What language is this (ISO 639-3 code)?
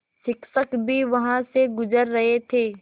hin